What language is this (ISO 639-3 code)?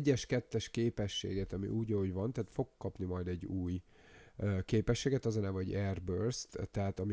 hun